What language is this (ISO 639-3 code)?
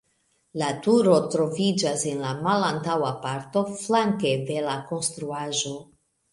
epo